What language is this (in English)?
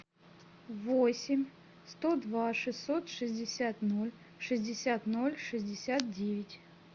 Russian